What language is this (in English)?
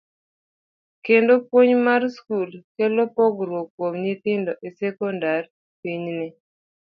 Luo (Kenya and Tanzania)